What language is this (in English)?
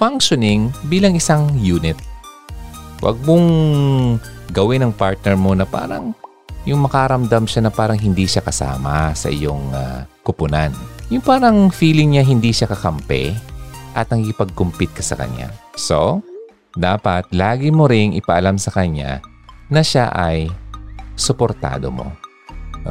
Filipino